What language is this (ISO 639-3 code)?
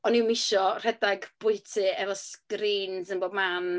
cym